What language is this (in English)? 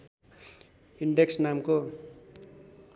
Nepali